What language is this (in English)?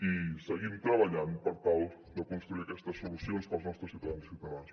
Catalan